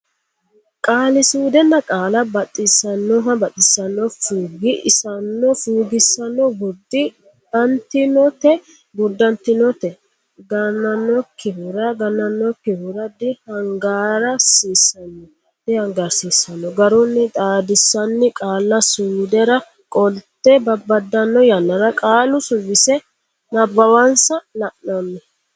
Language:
Sidamo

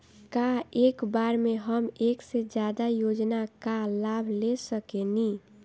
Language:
Bhojpuri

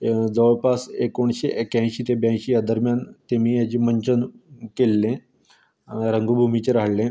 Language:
Konkani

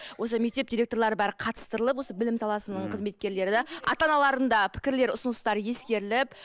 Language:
Kazakh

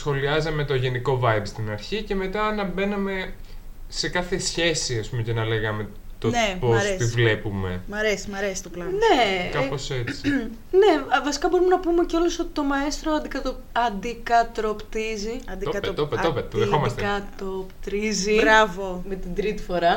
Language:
Greek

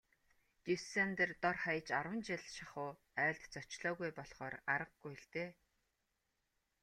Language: Mongolian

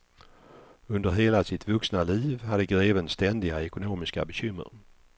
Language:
Swedish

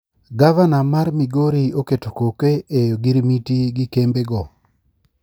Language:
Luo (Kenya and Tanzania)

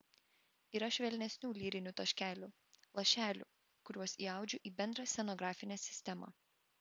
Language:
Lithuanian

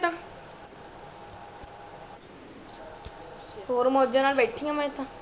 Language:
Punjabi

